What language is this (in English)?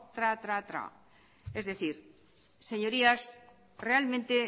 Spanish